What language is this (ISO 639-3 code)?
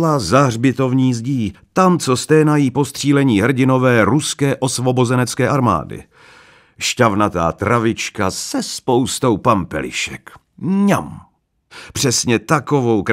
ces